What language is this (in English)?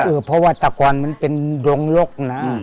Thai